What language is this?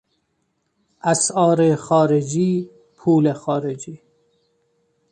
Persian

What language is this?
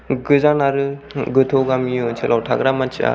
Bodo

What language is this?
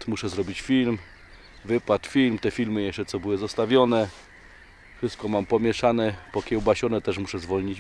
Polish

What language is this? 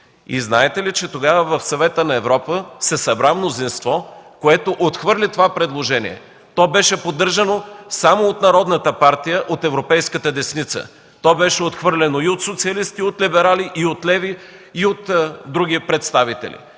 Bulgarian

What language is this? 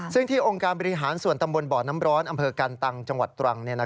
Thai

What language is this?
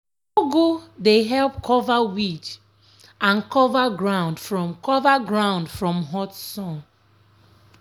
Nigerian Pidgin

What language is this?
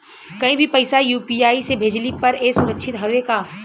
Bhojpuri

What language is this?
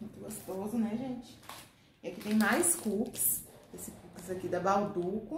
Portuguese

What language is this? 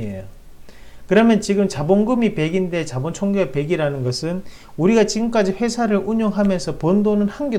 Korean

